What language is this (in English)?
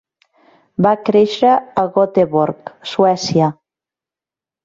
Catalan